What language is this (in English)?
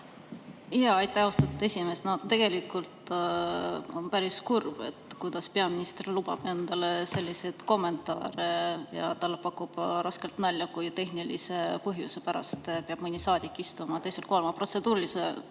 Estonian